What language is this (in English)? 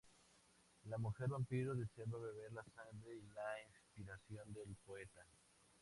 Spanish